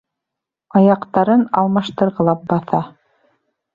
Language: Bashkir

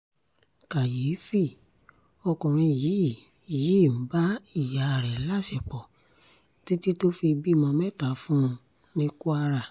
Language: Yoruba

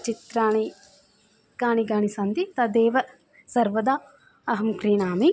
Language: Sanskrit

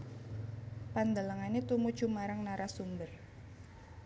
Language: Javanese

